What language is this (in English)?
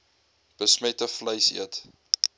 Afrikaans